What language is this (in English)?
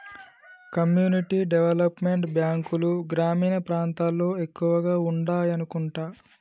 Telugu